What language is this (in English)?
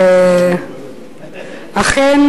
Hebrew